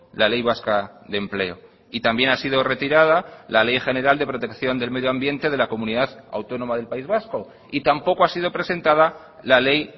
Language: Spanish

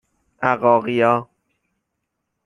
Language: Persian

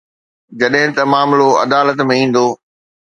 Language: Sindhi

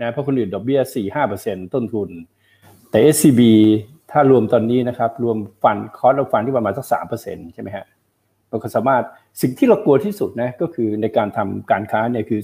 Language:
Thai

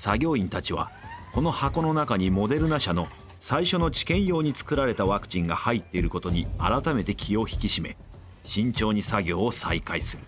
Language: Japanese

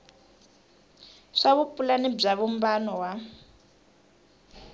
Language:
Tsonga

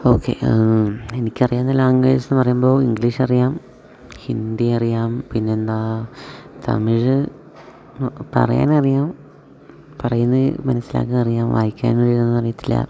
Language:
Malayalam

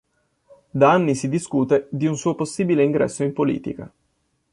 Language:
Italian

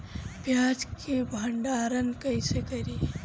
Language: Bhojpuri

